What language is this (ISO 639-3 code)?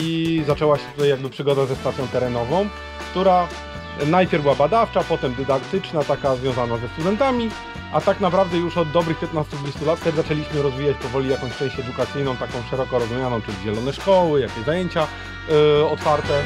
pol